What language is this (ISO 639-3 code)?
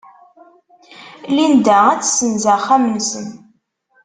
kab